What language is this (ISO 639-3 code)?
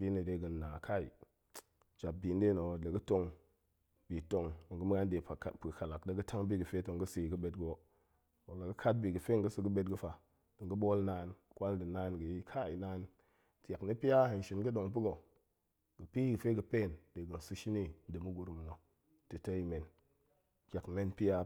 ank